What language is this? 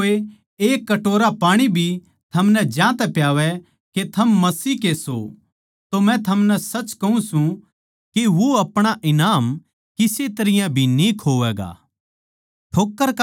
Haryanvi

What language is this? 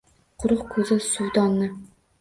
Uzbek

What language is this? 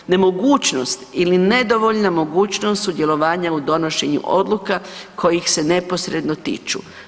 Croatian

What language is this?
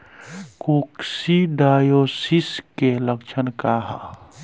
Bhojpuri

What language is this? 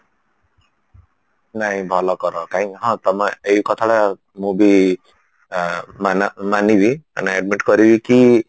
Odia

